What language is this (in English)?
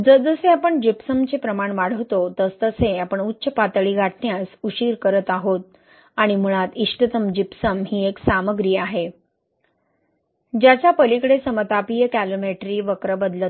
Marathi